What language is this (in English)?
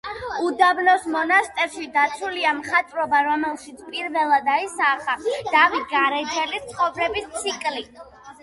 Georgian